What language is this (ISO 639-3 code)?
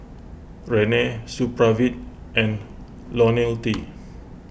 eng